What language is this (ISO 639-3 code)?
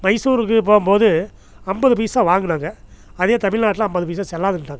tam